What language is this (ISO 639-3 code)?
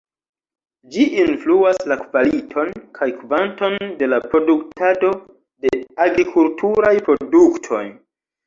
epo